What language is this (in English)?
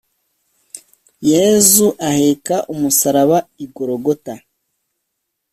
Kinyarwanda